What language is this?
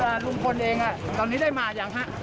Thai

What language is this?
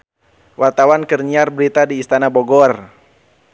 Sundanese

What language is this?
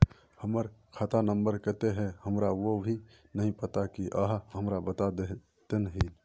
Magahi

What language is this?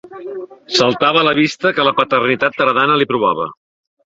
Catalan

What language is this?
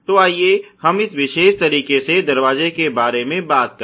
Hindi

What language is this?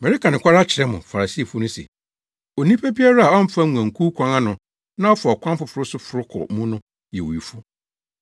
Akan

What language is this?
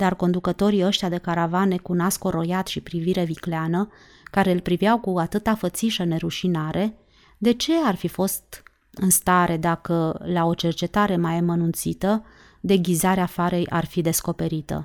Romanian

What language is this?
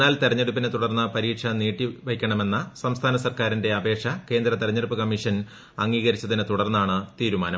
Malayalam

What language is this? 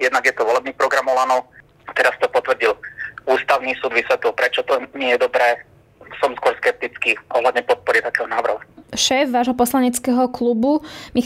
Slovak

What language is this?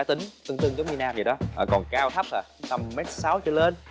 Vietnamese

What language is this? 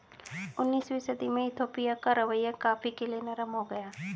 Hindi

